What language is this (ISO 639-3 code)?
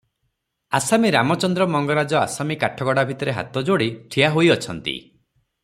ori